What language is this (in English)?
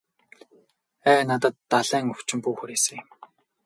Mongolian